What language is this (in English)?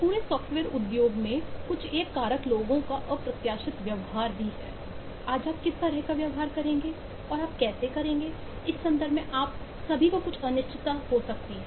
Hindi